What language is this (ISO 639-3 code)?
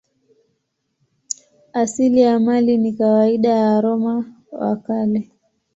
swa